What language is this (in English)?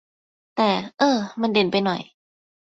Thai